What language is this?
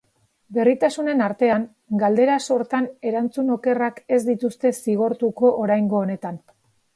Basque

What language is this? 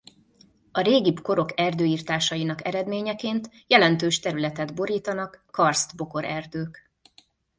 Hungarian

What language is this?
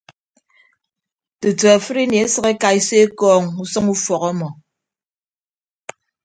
Ibibio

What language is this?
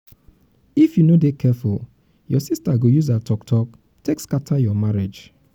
Nigerian Pidgin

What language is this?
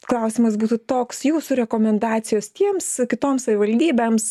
Lithuanian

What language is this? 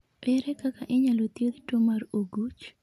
Luo (Kenya and Tanzania)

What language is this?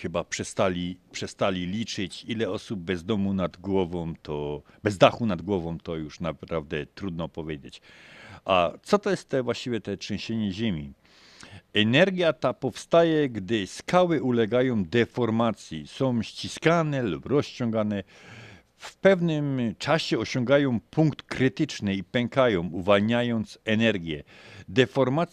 Polish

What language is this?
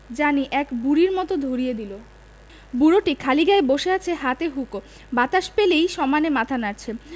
Bangla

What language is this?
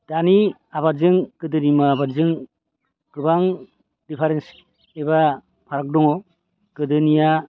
Bodo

